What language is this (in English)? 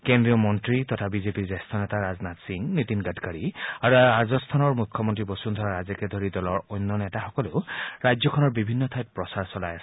Assamese